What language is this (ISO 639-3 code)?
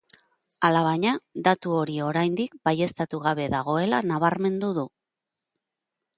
eus